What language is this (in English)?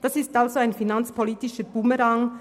Swiss German